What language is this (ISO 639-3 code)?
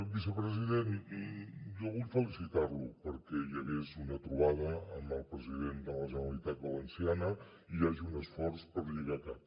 cat